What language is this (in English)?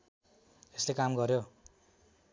Nepali